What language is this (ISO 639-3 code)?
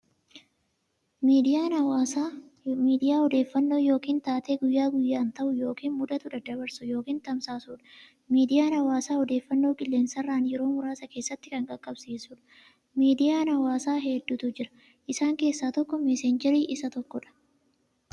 orm